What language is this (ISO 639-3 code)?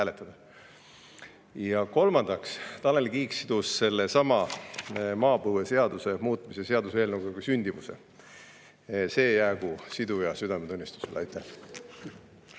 est